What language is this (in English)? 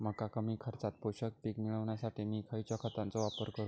Marathi